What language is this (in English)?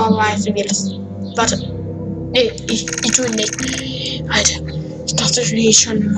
German